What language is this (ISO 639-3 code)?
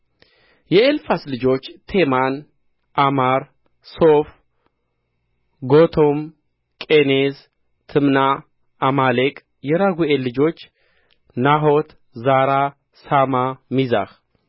amh